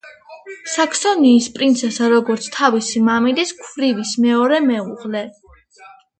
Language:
Georgian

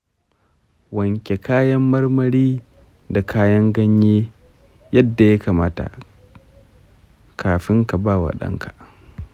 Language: Hausa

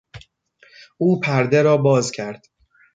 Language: Persian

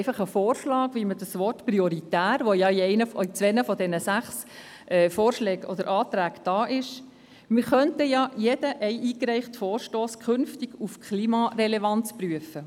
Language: Swiss German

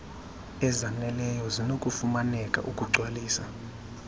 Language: Xhosa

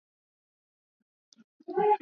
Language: Swahili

